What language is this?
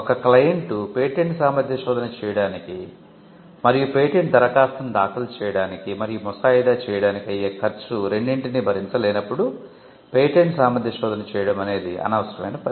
Telugu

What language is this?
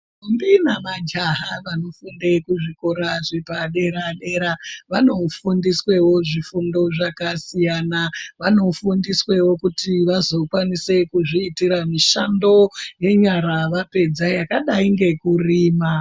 Ndau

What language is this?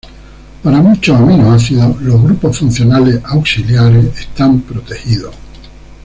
Spanish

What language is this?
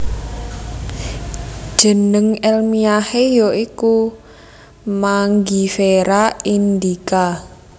Javanese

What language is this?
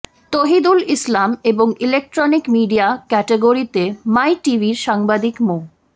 Bangla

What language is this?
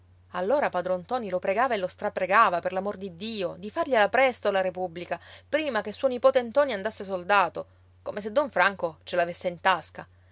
Italian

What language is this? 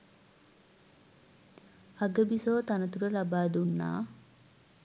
Sinhala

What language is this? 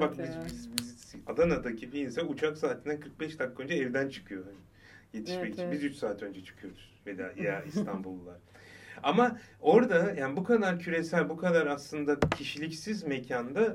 Turkish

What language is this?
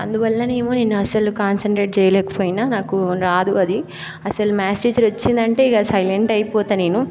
Telugu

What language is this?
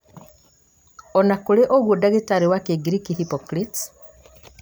Kikuyu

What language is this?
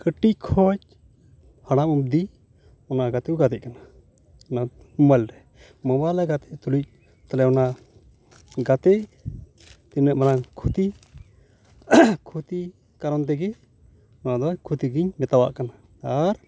Santali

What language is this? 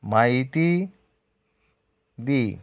Konkani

